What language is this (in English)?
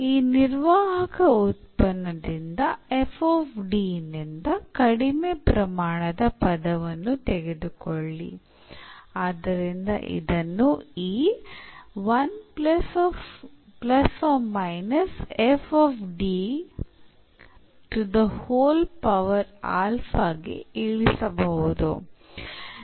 Kannada